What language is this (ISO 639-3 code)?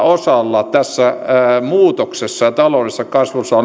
fin